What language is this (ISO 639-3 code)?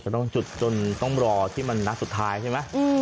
tha